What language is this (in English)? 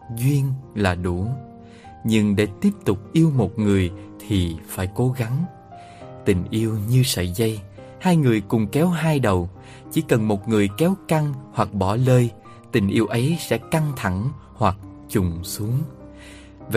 Vietnamese